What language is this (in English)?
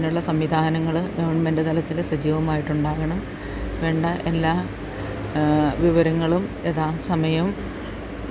Malayalam